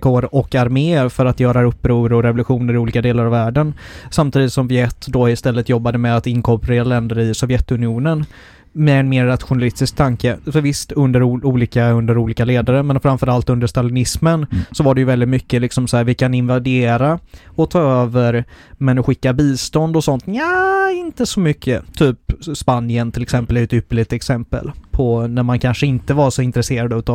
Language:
Swedish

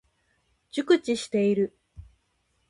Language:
Japanese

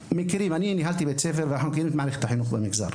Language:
Hebrew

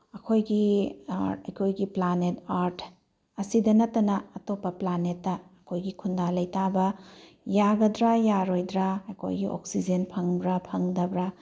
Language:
Manipuri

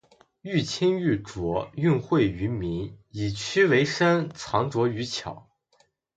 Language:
Chinese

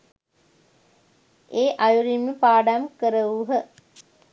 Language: Sinhala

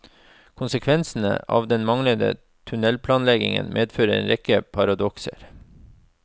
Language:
Norwegian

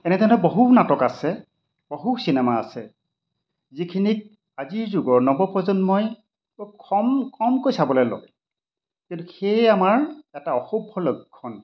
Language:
Assamese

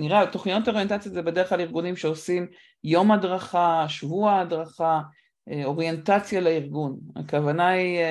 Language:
Hebrew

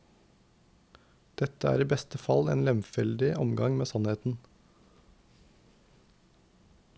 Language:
Norwegian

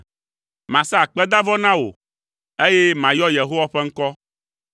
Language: Ewe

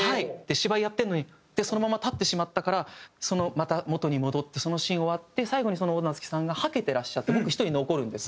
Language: Japanese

